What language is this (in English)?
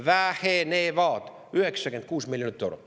Estonian